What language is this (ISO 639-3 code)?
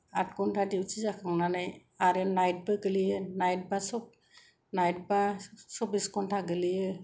brx